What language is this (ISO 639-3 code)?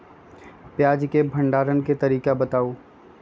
mag